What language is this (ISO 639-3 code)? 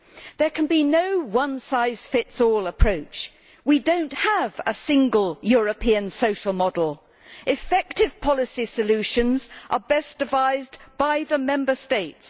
eng